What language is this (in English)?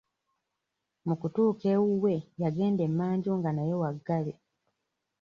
Ganda